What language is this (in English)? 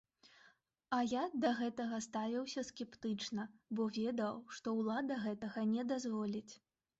Belarusian